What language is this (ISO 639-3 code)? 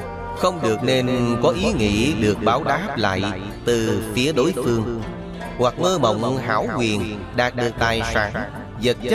vie